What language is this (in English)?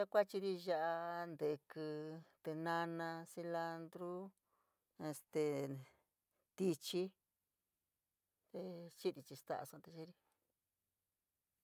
San Miguel El Grande Mixtec